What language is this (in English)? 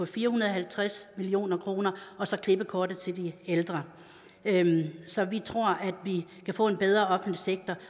Danish